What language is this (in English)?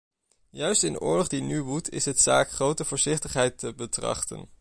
Dutch